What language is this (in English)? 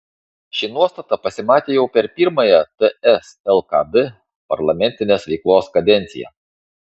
Lithuanian